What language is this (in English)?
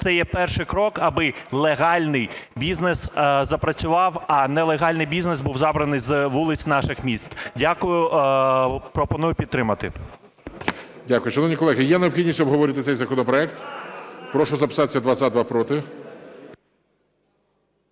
Ukrainian